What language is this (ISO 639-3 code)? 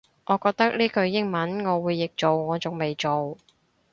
yue